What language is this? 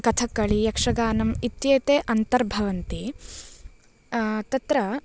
Sanskrit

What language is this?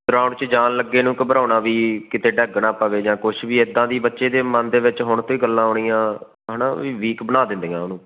Punjabi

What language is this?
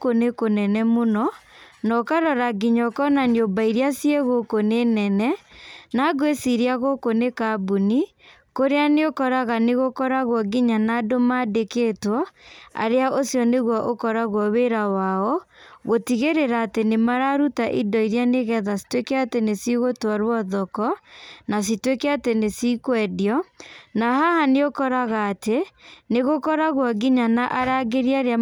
Kikuyu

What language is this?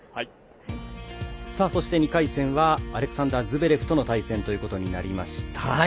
Japanese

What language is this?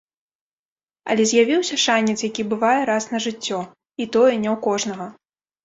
Belarusian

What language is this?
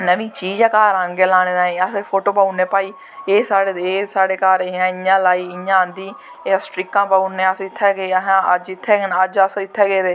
Dogri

